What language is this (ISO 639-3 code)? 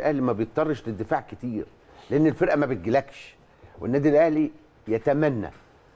ara